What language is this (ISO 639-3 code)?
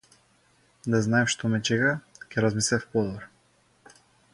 mkd